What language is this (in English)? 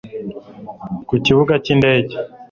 Kinyarwanda